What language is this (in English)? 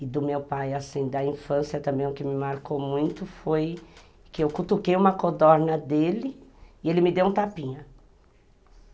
Portuguese